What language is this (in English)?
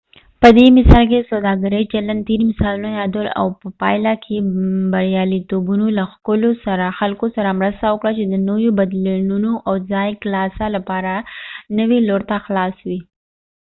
Pashto